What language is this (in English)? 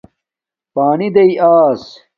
Domaaki